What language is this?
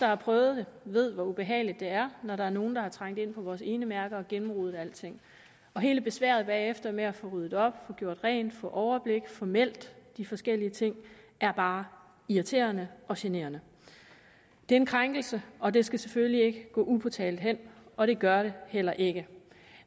Danish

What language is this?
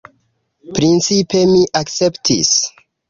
Esperanto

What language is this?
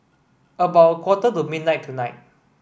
English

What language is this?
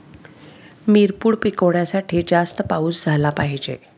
Marathi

